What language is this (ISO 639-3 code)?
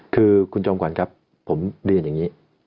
tha